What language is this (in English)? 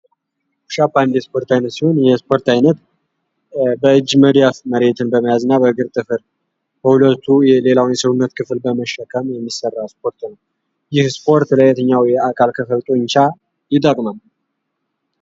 Amharic